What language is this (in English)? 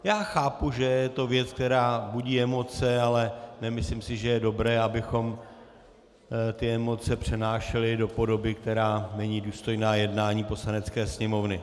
Czech